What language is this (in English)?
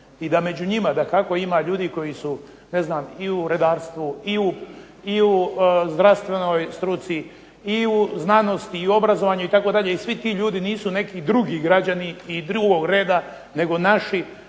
Croatian